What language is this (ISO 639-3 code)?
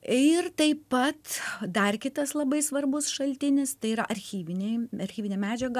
lit